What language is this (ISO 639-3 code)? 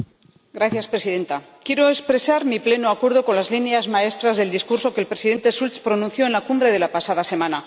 spa